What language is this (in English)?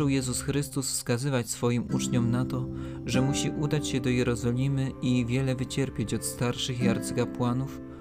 Polish